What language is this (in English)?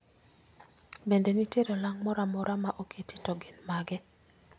Luo (Kenya and Tanzania)